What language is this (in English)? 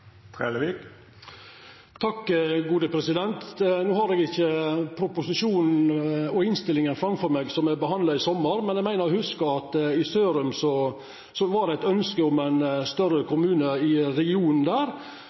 Norwegian